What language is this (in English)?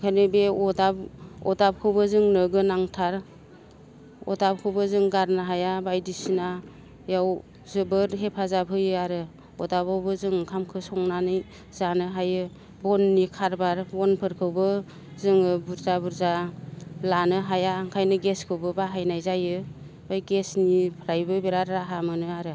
Bodo